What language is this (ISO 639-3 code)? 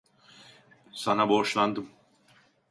tur